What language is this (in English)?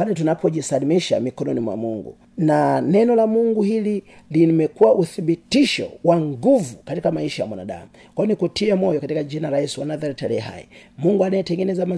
Swahili